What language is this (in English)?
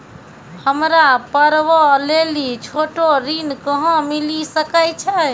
Maithili